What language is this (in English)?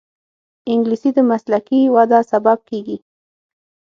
Pashto